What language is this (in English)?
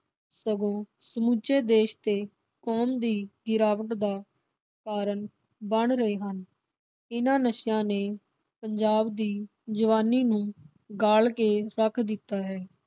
Punjabi